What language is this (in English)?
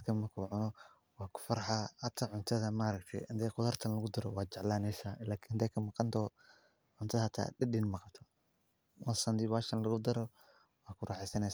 Somali